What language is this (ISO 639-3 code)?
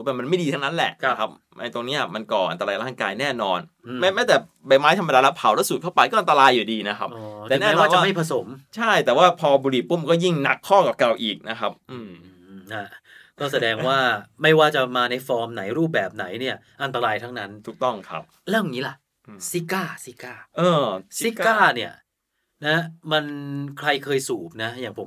tha